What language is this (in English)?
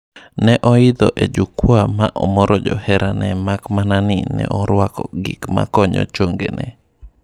Luo (Kenya and Tanzania)